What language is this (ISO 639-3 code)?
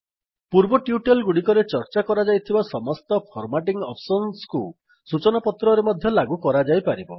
ori